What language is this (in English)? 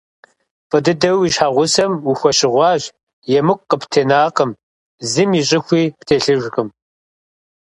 Kabardian